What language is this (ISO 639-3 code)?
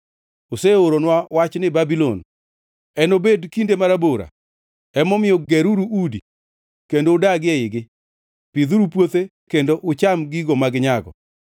luo